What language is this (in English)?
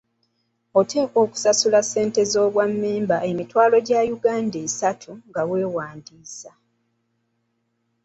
Ganda